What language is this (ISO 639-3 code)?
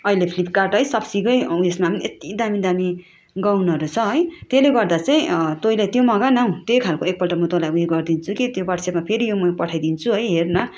nep